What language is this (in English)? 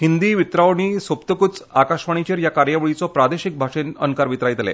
Konkani